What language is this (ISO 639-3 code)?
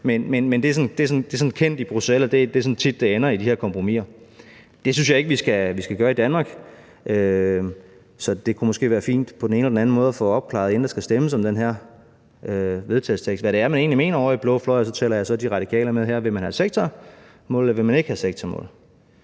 dan